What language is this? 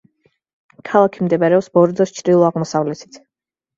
Georgian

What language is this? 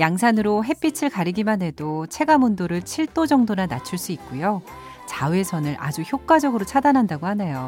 Korean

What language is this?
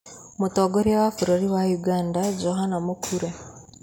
Kikuyu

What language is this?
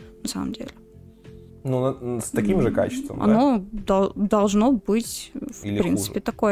Russian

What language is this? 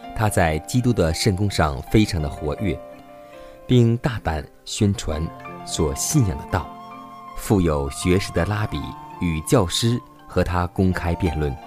Chinese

